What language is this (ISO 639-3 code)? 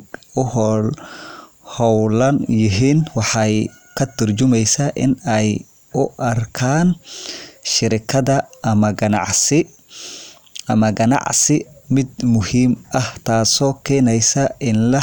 som